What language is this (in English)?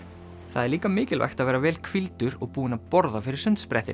Icelandic